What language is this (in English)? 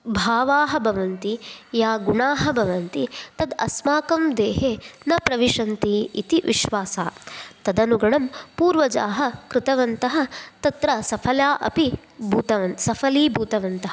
Sanskrit